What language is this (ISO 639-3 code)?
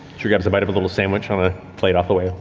eng